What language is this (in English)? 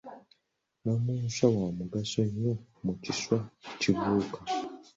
Ganda